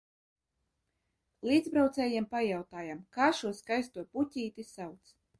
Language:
Latvian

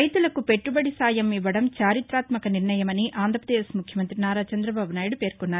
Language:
Telugu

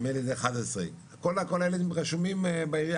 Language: Hebrew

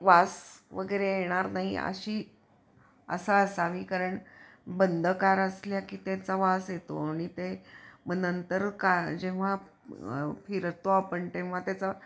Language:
Marathi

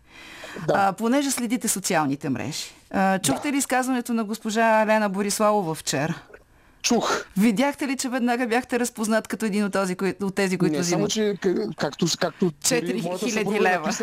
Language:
Bulgarian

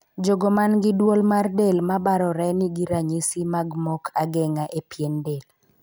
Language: Luo (Kenya and Tanzania)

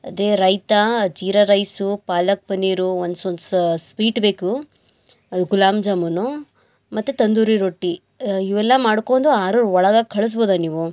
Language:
Kannada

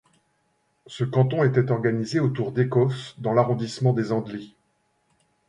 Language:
French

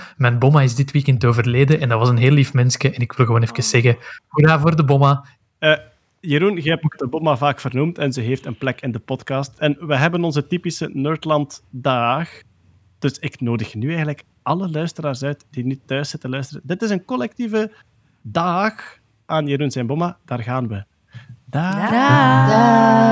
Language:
Dutch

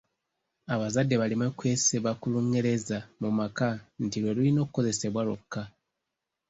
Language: Ganda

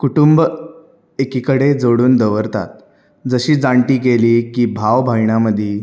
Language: Konkani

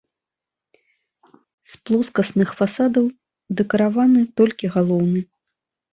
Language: Belarusian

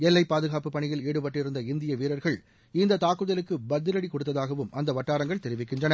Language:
Tamil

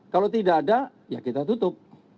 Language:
Indonesian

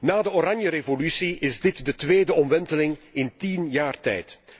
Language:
Dutch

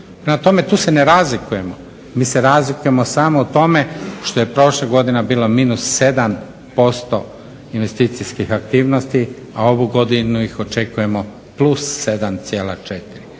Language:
Croatian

